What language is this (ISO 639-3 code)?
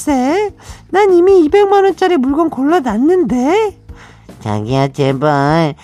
kor